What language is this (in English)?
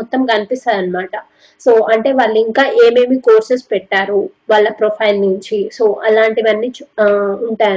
Telugu